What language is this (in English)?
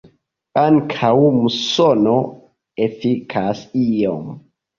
Esperanto